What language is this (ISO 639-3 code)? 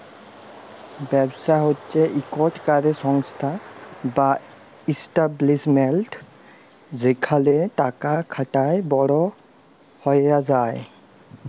ben